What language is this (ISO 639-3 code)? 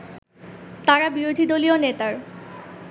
ben